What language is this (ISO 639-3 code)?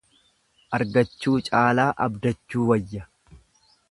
orm